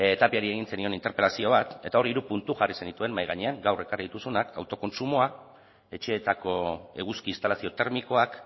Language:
Basque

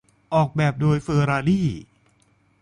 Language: Thai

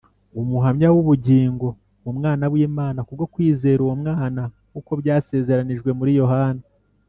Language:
Kinyarwanda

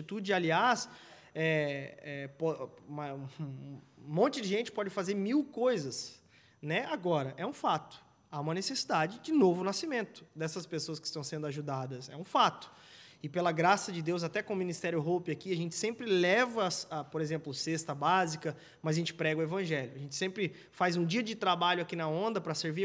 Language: Portuguese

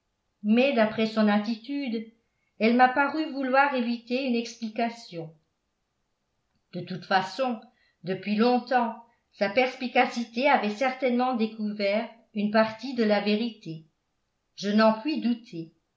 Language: French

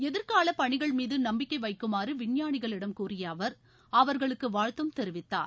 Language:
Tamil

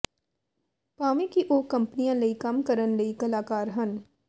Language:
Punjabi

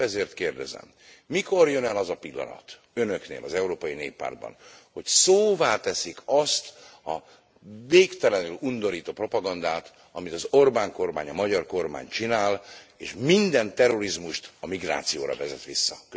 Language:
Hungarian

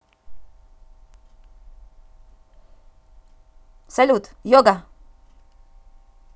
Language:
Russian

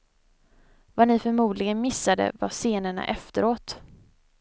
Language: Swedish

